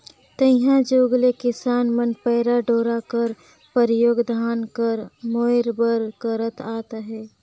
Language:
Chhattisgarhi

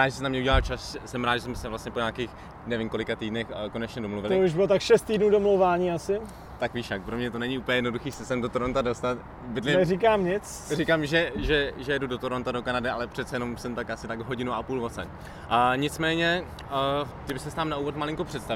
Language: Czech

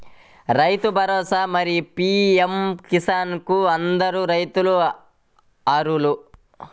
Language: Telugu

